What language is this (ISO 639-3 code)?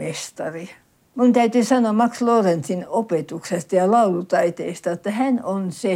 fin